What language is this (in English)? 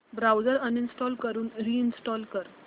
Marathi